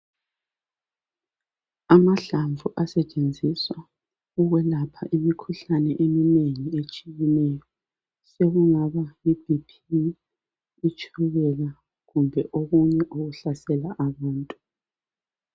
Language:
North Ndebele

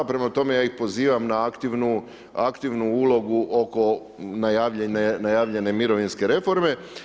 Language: Croatian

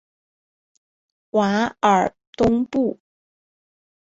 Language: Chinese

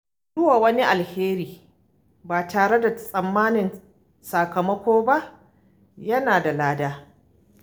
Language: Hausa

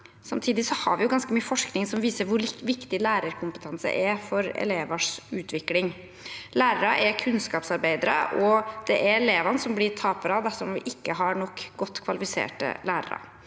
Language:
Norwegian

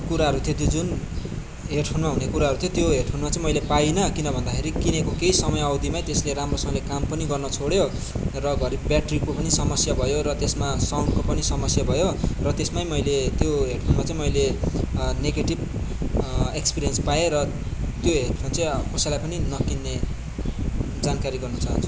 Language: Nepali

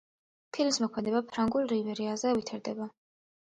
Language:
Georgian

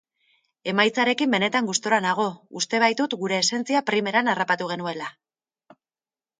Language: Basque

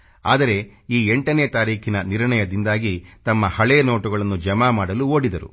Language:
Kannada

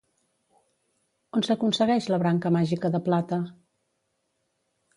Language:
Catalan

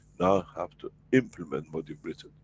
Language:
English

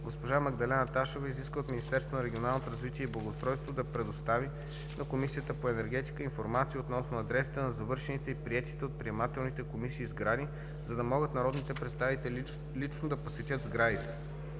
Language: Bulgarian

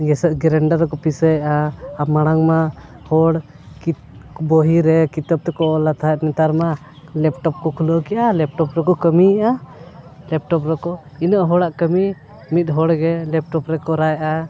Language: Santali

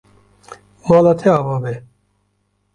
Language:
Kurdish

